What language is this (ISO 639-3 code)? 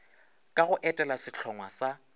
nso